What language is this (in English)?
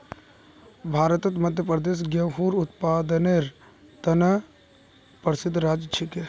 Magahi